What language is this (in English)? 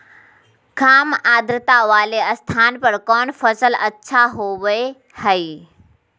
Magahi